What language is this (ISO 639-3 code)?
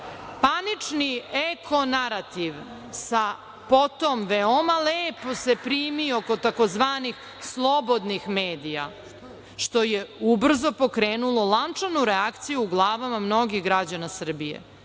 srp